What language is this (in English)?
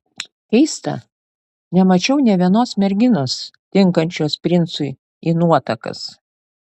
Lithuanian